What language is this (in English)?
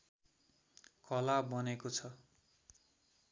Nepali